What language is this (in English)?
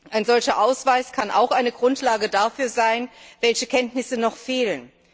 German